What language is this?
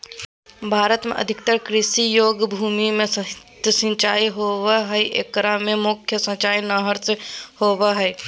Magahi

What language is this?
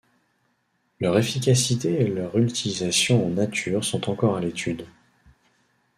French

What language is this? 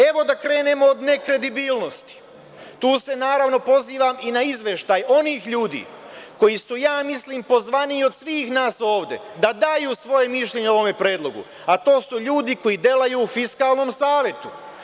Serbian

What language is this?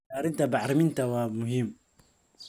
Somali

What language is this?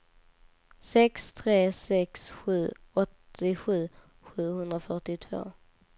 Swedish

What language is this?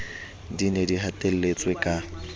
Southern Sotho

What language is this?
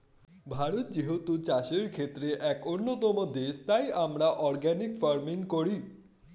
Bangla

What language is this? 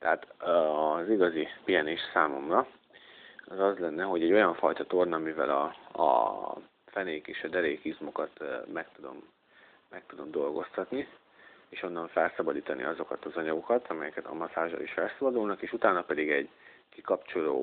Hungarian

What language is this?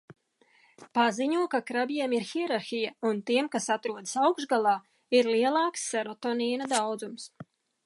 Latvian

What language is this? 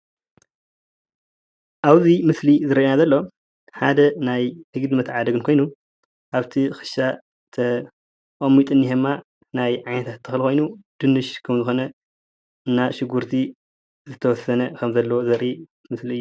Tigrinya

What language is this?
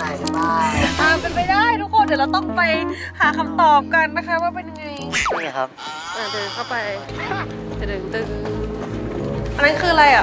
Thai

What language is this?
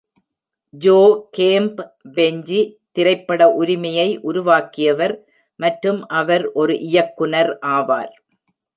Tamil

